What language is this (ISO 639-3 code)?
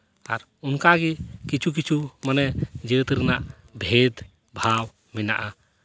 sat